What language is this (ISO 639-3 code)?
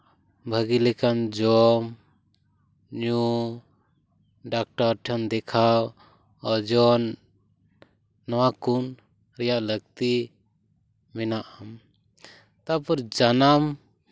sat